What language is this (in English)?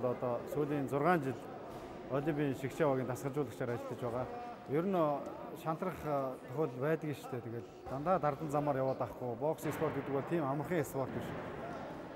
Turkish